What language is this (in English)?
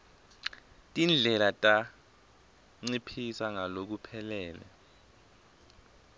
Swati